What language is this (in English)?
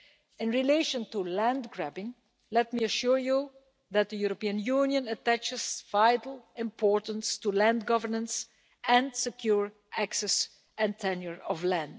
English